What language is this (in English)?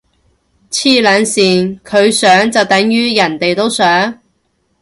Cantonese